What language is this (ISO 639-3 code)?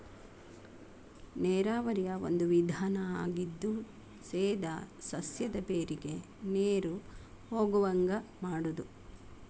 kan